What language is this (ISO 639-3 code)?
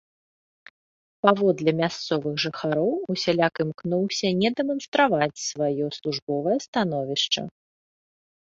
bel